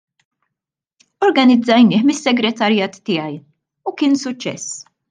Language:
Maltese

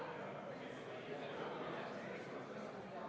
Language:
Estonian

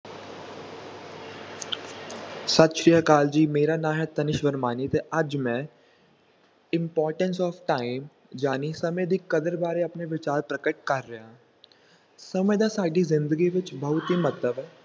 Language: Punjabi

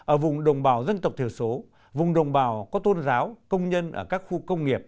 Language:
Vietnamese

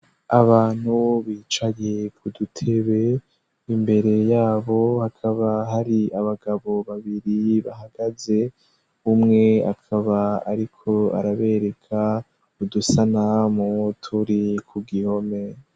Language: Rundi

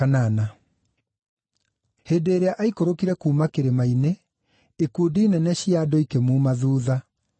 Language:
Kikuyu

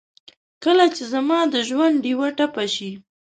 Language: Pashto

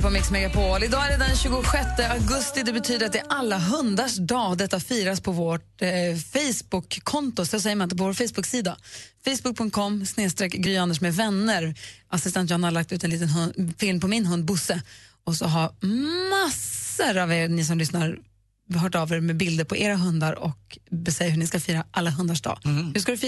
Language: Swedish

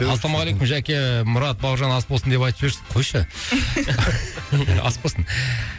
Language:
Kazakh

